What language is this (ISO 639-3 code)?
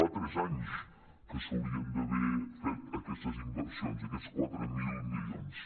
cat